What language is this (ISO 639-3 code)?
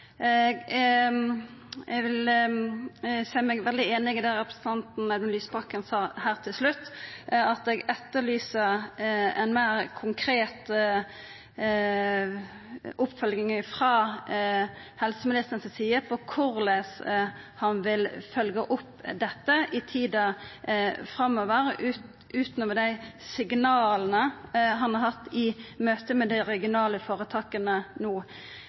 nno